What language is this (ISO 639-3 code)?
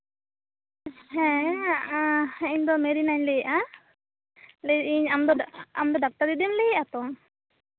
sat